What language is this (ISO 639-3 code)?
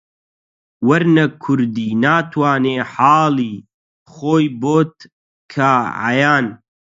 ckb